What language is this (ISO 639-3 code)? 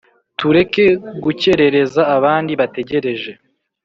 kin